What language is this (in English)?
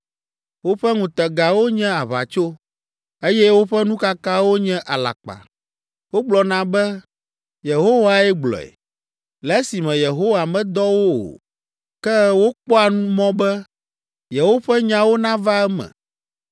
Ewe